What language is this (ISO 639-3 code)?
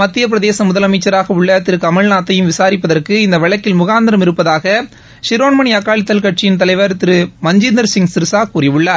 tam